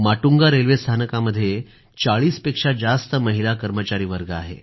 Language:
Marathi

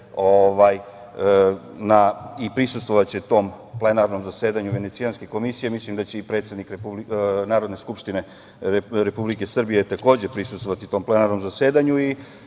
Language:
Serbian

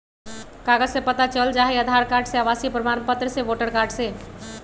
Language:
Magahi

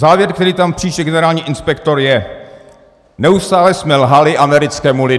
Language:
Czech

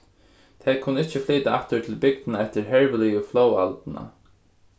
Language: Faroese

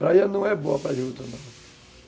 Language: Portuguese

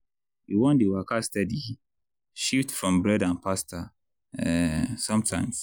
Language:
Nigerian Pidgin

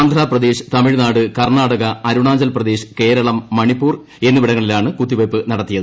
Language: Malayalam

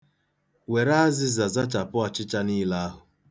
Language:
Igbo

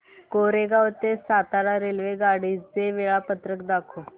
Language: Marathi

